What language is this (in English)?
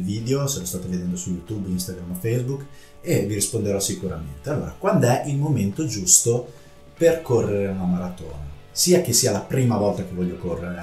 Italian